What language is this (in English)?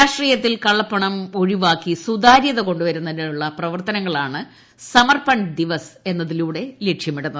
Malayalam